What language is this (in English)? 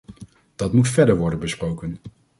Dutch